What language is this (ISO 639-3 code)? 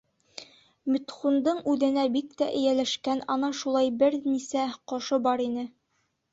bak